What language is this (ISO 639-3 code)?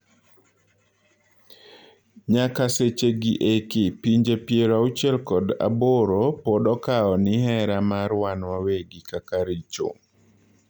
luo